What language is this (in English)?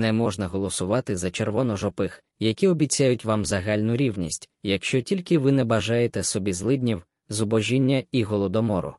Ukrainian